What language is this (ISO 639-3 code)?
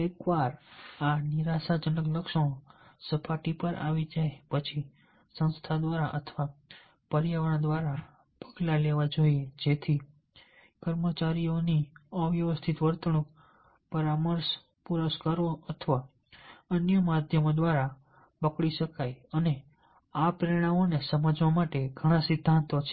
guj